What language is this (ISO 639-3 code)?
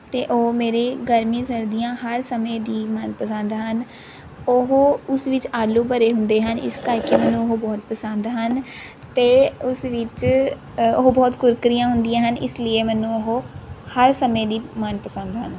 pan